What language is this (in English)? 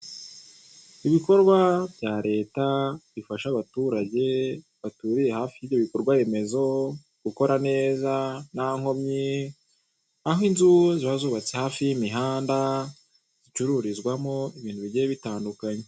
Kinyarwanda